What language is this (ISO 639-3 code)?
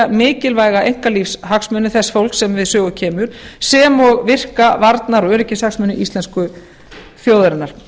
isl